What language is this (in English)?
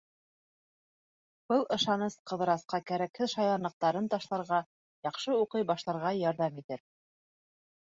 Bashkir